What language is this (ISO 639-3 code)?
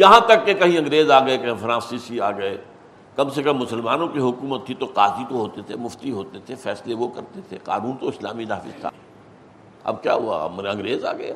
urd